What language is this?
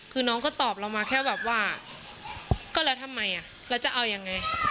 Thai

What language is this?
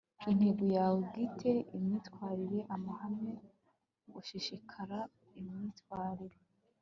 Kinyarwanda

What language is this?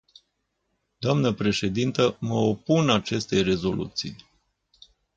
Romanian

